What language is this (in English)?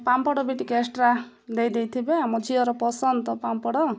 Odia